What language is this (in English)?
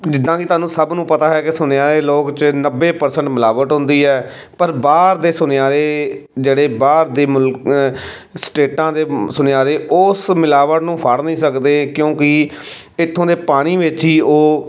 Punjabi